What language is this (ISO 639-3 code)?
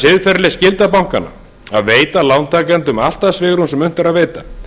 isl